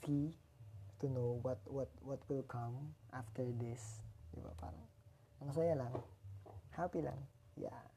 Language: Filipino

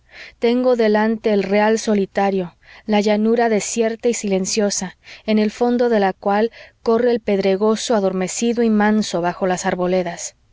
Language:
Spanish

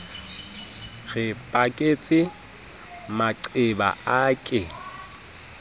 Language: Southern Sotho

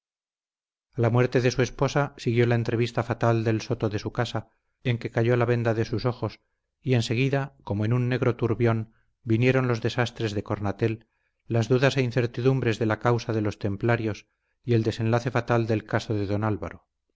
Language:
Spanish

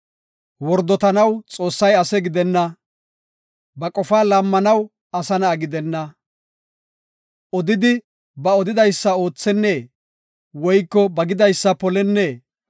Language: Gofa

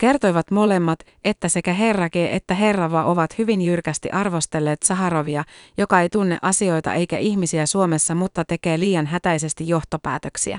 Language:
Finnish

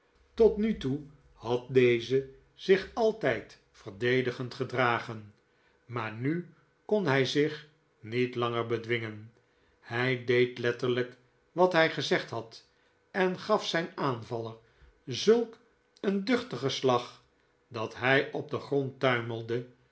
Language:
Dutch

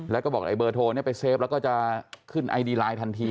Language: Thai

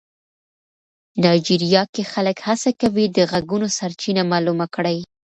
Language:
Pashto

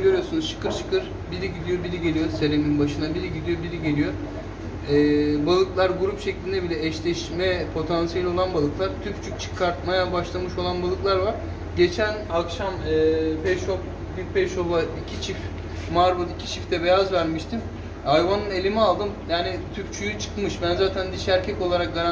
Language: Turkish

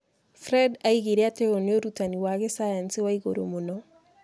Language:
Kikuyu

